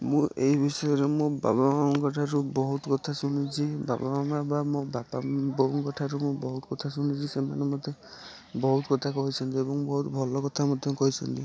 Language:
Odia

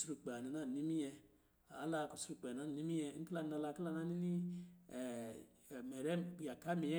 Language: Lijili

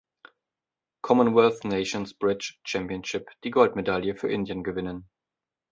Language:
German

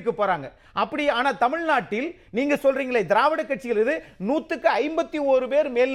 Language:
Tamil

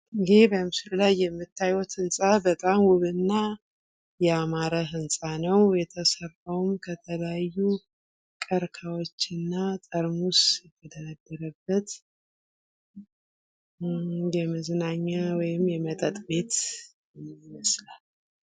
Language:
Amharic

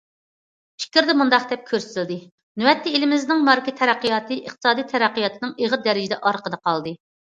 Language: Uyghur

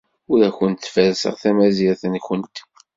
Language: Kabyle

